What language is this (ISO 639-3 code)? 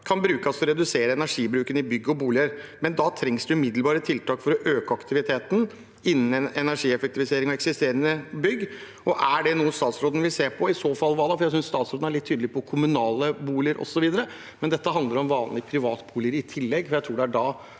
nor